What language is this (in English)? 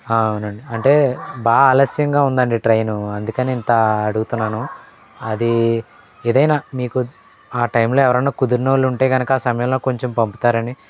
Telugu